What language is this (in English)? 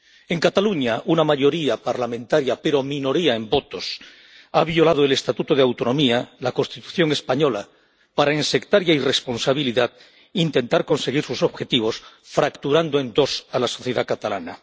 Spanish